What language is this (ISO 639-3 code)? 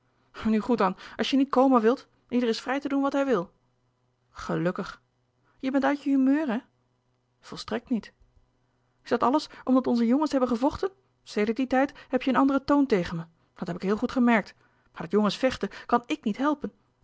nld